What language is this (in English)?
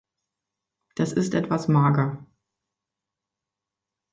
German